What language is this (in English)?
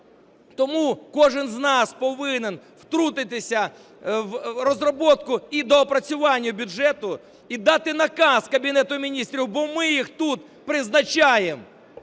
Ukrainian